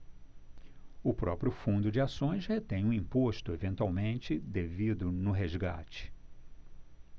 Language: Portuguese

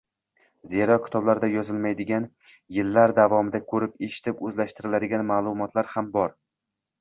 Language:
Uzbek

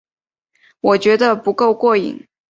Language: Chinese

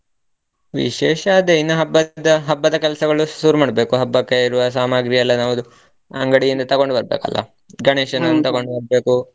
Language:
Kannada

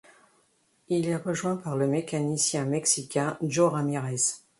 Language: French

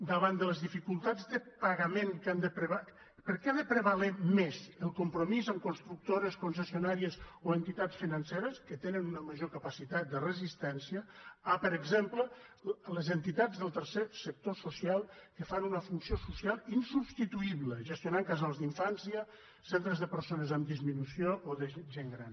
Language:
Catalan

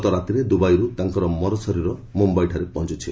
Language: Odia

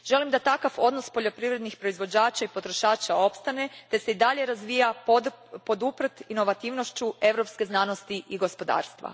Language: Croatian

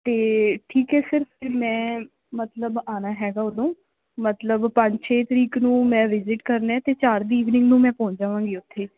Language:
Punjabi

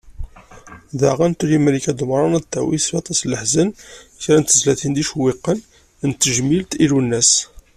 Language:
Kabyle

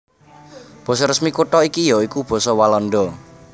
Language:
Javanese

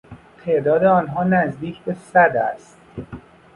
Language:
Persian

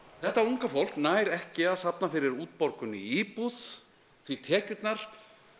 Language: Icelandic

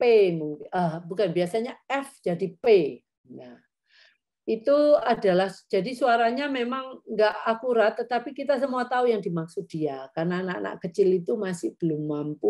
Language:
Indonesian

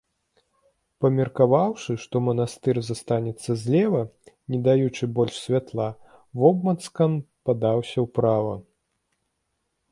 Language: Belarusian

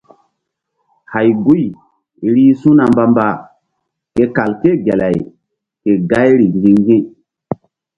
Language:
Mbum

